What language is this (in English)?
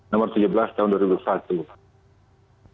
Indonesian